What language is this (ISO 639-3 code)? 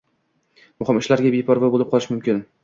uzb